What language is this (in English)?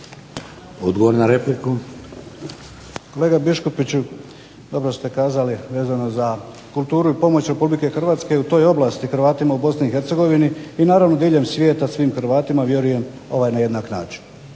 Croatian